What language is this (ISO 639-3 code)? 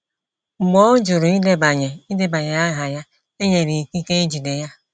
ibo